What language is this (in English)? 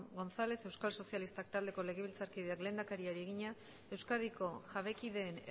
Basque